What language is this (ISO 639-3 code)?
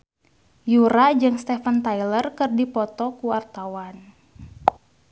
sun